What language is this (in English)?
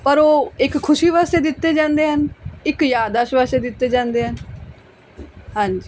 Punjabi